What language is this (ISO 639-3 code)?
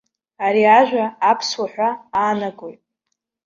abk